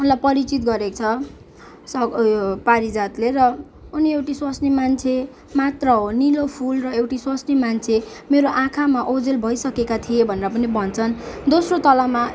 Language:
Nepali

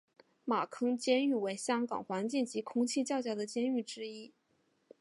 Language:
Chinese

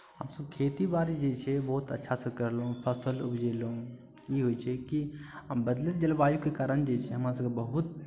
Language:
Maithili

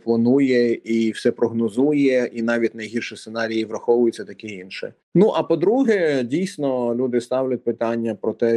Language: Ukrainian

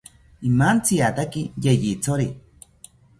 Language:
South Ucayali Ashéninka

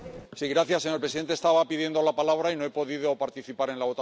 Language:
Spanish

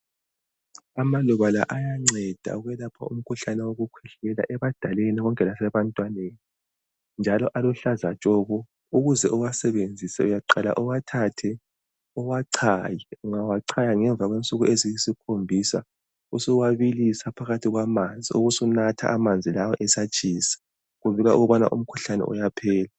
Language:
North Ndebele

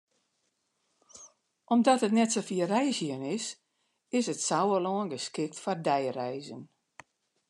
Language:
Western Frisian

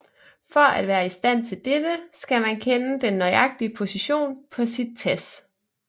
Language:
Danish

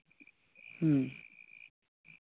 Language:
Santali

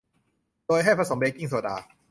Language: Thai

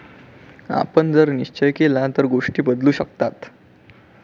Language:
Marathi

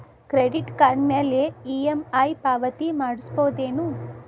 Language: Kannada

